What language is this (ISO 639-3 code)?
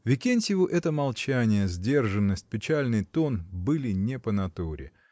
rus